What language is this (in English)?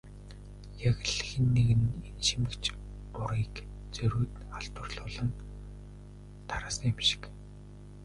Mongolian